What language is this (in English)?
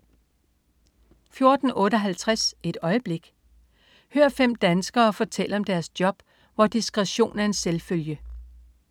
Danish